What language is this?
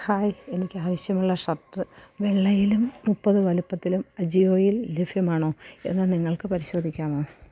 Malayalam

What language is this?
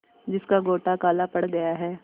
Hindi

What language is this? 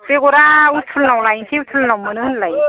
Bodo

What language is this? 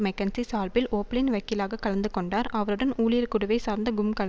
Tamil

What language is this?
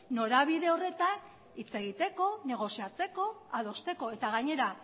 Basque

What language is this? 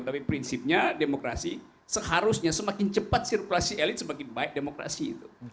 Indonesian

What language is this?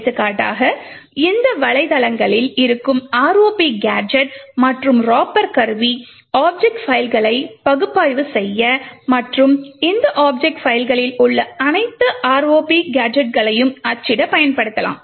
Tamil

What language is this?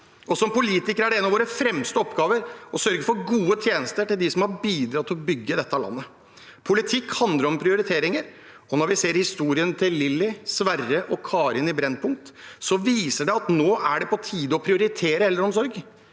Norwegian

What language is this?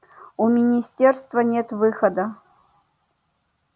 Russian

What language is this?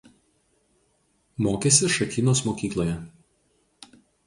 Lithuanian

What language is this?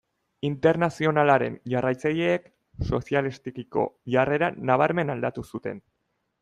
Basque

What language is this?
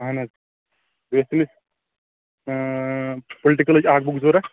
Kashmiri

